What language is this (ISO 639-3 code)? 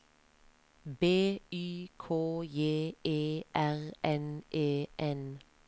nor